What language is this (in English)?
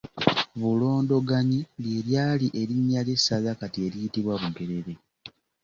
Ganda